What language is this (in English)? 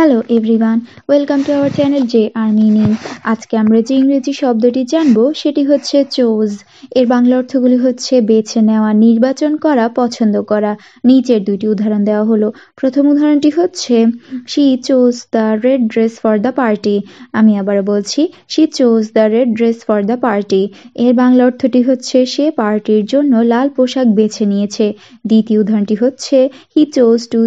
Bangla